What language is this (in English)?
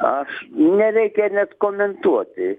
Lithuanian